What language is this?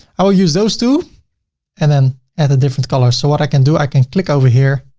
English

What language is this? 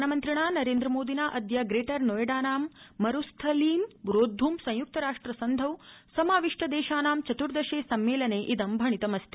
Sanskrit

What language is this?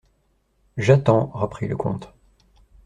French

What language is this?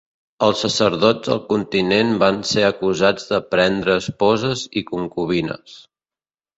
Catalan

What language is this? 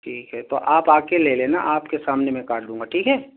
Urdu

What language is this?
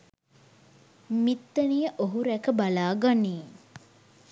Sinhala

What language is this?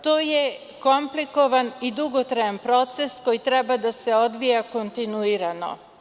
Serbian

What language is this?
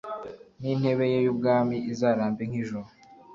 Kinyarwanda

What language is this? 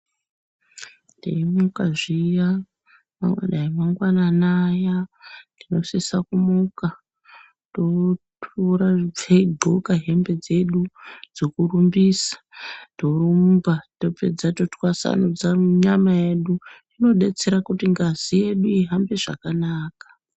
Ndau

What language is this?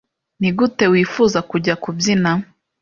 Kinyarwanda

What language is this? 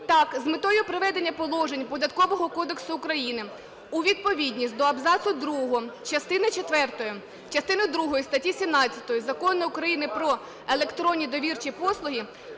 Ukrainian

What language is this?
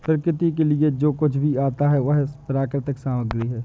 Hindi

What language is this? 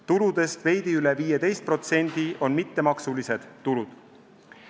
Estonian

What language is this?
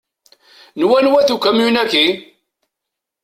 Kabyle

